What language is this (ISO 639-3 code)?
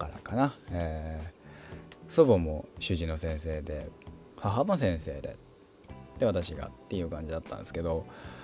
jpn